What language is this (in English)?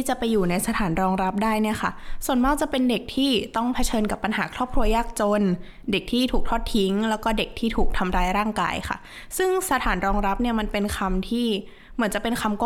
Thai